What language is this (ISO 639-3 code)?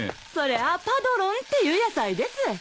jpn